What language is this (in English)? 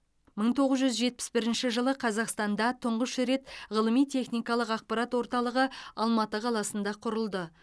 Kazakh